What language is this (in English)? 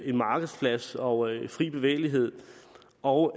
Danish